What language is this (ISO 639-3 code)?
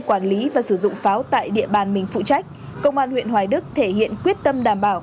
vie